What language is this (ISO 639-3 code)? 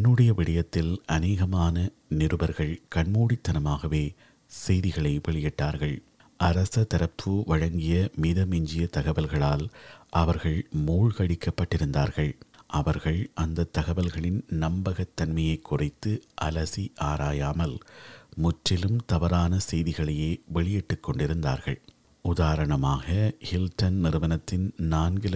tam